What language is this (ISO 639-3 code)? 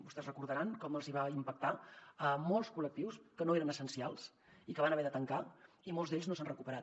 cat